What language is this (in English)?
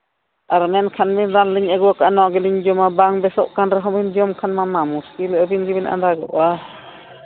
Santali